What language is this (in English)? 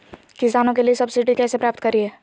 Magahi